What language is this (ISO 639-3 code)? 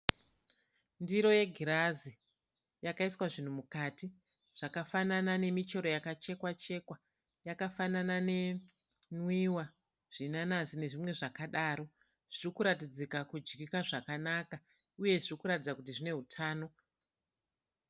sna